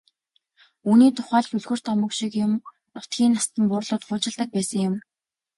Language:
Mongolian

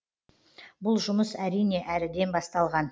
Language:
Kazakh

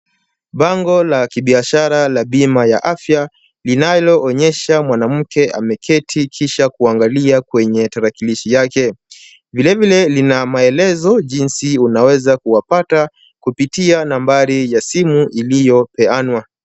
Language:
Swahili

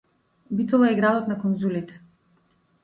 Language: Macedonian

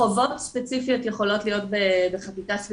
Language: Hebrew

